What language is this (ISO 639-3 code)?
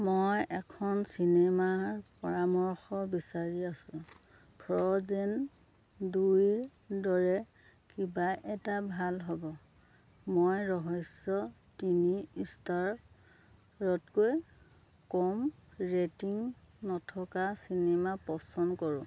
asm